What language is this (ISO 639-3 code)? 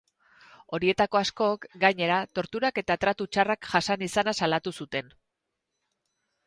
eus